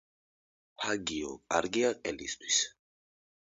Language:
Georgian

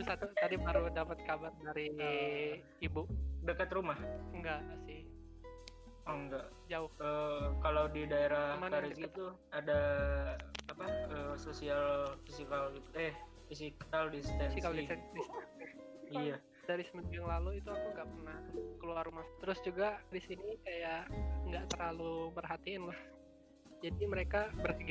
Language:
Indonesian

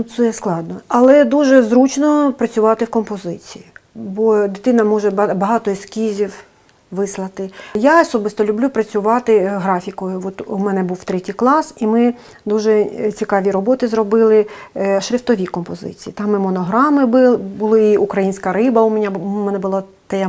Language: Ukrainian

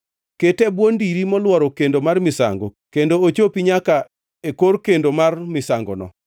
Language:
Luo (Kenya and Tanzania)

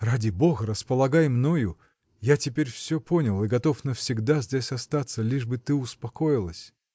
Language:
Russian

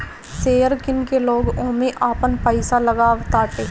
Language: Bhojpuri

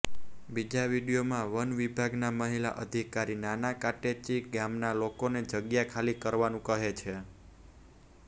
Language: Gujarati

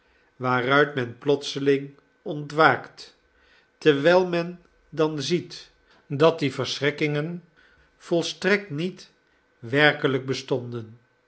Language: Dutch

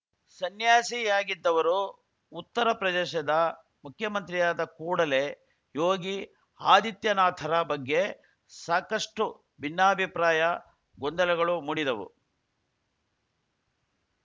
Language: Kannada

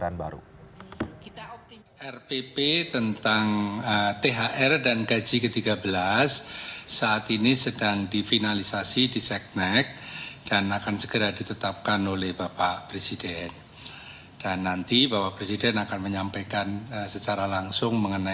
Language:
Indonesian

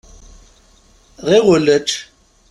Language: Kabyle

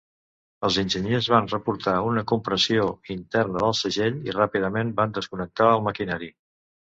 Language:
Catalan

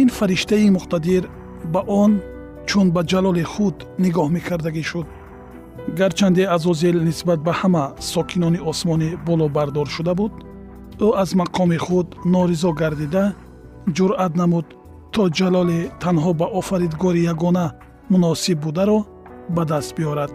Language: Persian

